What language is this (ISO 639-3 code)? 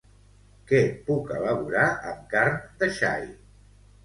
cat